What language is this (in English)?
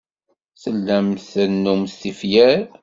Kabyle